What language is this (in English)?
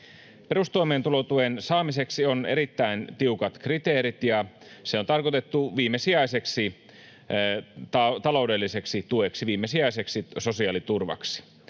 Finnish